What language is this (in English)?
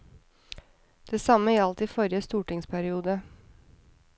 Norwegian